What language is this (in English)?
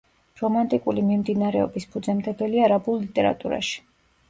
Georgian